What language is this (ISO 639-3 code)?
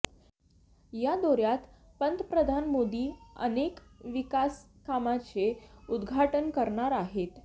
mar